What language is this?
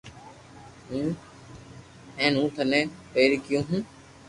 Loarki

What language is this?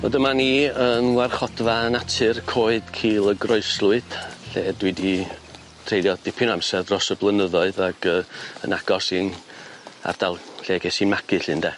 Welsh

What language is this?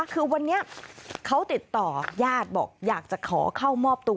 Thai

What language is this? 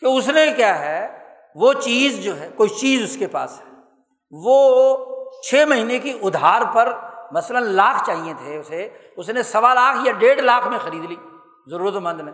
Urdu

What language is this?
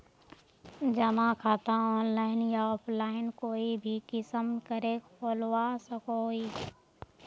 Magahi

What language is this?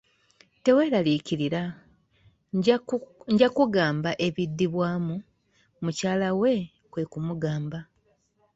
Ganda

